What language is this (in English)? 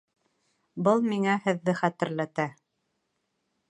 Bashkir